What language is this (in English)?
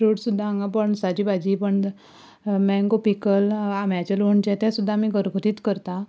Konkani